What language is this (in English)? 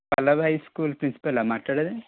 Telugu